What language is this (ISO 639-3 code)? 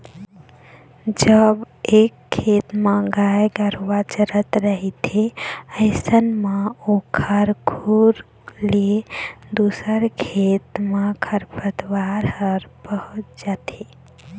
hne